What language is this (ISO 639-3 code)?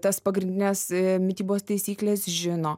lit